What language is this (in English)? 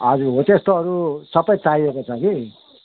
Nepali